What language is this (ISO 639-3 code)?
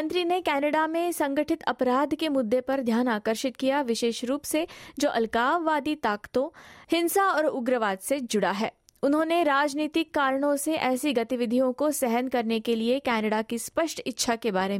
hin